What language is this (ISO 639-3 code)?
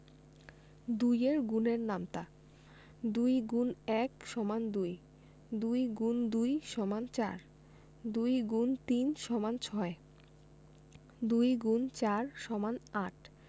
ben